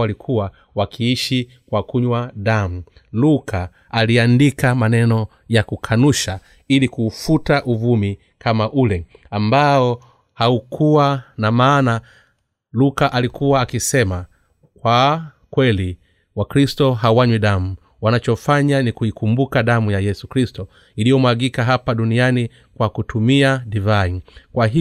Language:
Swahili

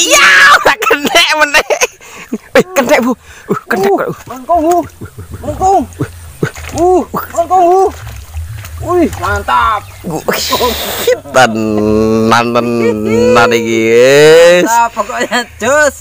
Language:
Indonesian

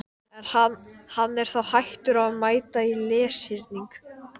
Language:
Icelandic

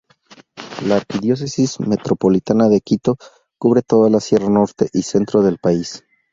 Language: Spanish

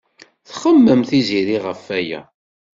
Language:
Kabyle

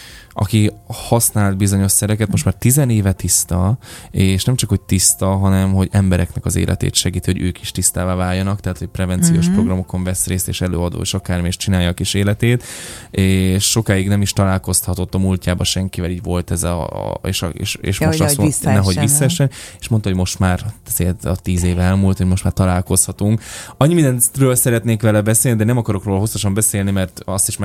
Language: Hungarian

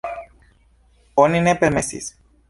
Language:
Esperanto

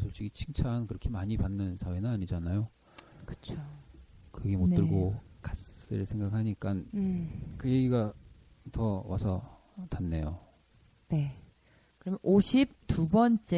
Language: Korean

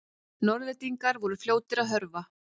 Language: Icelandic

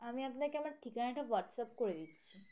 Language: Bangla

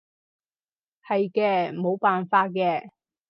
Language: Cantonese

